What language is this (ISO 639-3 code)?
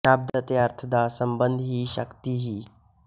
pan